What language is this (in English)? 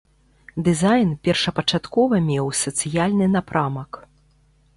Belarusian